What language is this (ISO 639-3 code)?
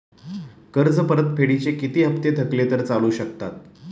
mar